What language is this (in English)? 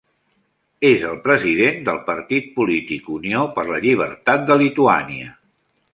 Catalan